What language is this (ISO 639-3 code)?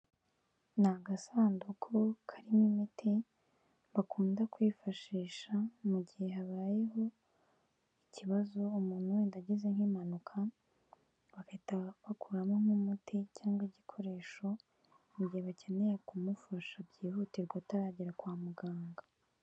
kin